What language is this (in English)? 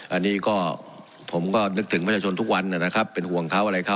Thai